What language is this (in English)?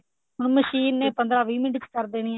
Punjabi